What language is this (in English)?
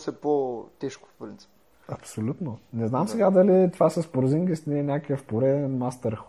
Bulgarian